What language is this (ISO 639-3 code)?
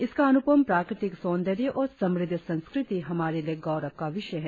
hin